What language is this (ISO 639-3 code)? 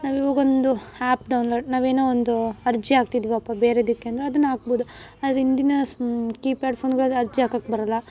kan